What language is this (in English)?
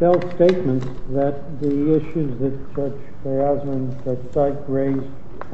English